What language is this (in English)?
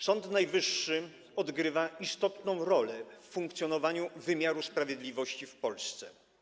Polish